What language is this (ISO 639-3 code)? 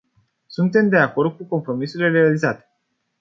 ron